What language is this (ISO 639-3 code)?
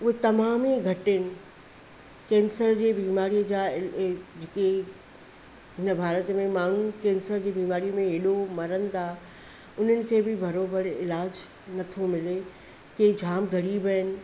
snd